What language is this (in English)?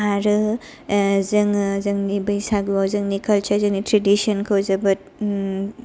Bodo